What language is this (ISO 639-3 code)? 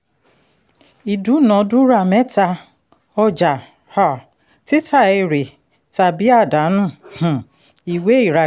yor